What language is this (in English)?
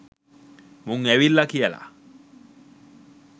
Sinhala